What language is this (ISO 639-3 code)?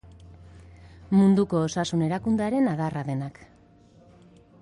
eus